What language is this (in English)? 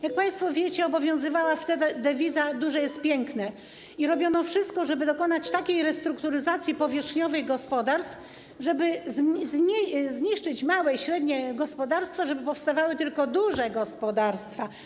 Polish